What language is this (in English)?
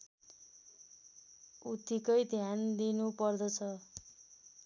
Nepali